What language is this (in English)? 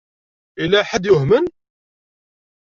Kabyle